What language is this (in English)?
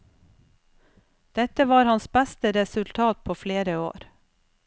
Norwegian